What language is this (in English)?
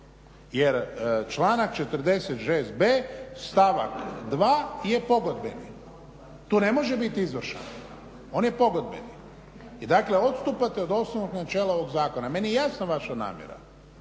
Croatian